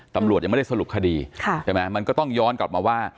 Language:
Thai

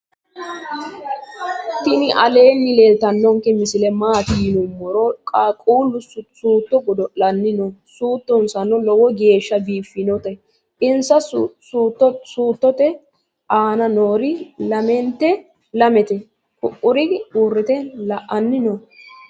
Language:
Sidamo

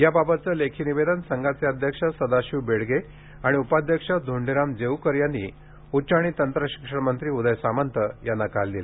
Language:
Marathi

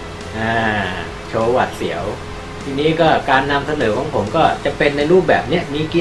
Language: Thai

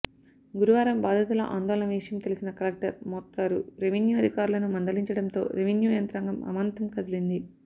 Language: Telugu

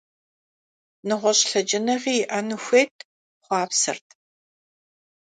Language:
Kabardian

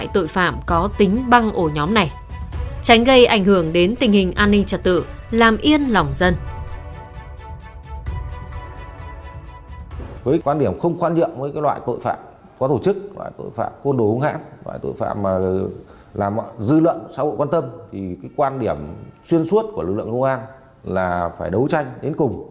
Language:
Vietnamese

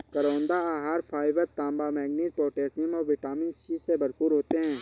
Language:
Hindi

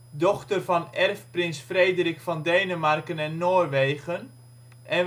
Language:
Dutch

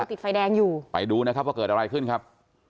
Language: Thai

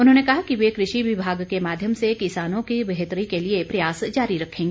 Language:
Hindi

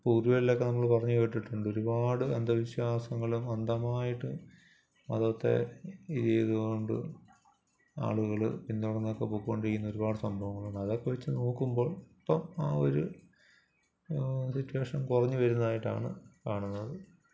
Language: Malayalam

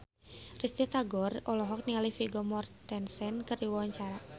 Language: Sundanese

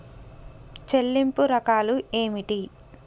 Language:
Telugu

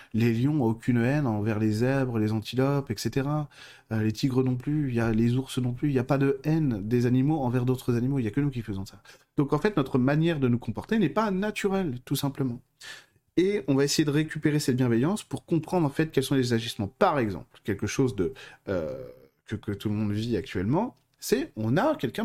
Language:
French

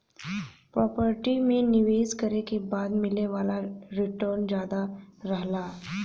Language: Bhojpuri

